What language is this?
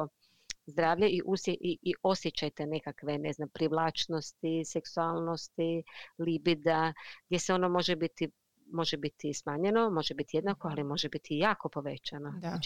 Croatian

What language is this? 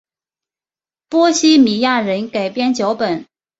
Chinese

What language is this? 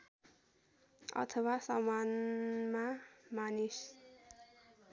Nepali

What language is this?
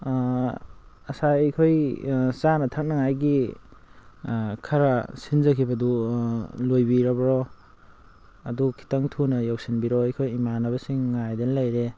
Manipuri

